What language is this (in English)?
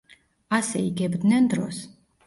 Georgian